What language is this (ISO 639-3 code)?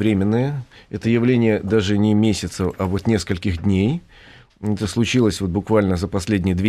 rus